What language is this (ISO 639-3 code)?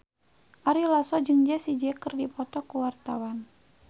sun